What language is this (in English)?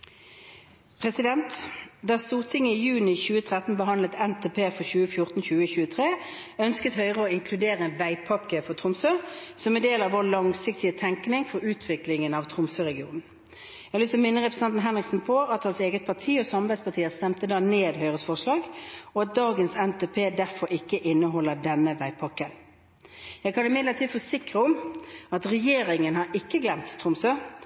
Norwegian Bokmål